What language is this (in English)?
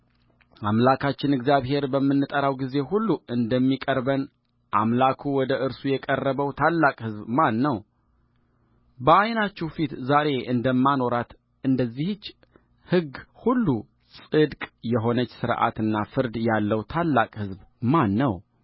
Amharic